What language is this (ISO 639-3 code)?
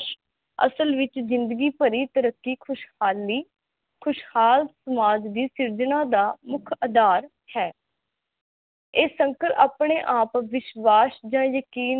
pan